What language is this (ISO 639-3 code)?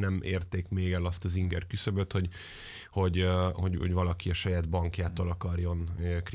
hun